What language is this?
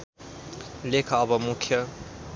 Nepali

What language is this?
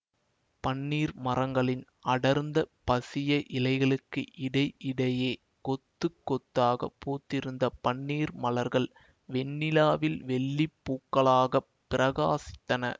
Tamil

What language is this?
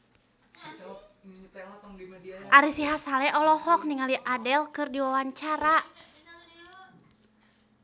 Sundanese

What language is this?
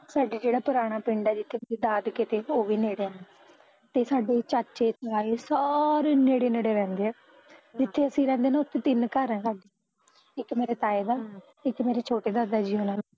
Punjabi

